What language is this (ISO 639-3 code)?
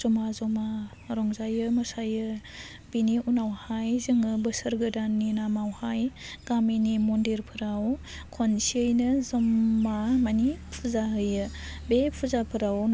brx